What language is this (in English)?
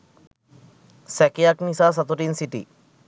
Sinhala